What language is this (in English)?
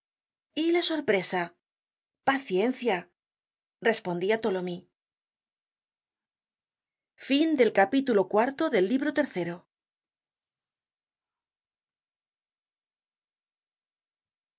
Spanish